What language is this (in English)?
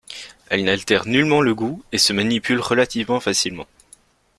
French